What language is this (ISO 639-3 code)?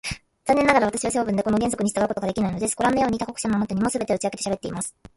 jpn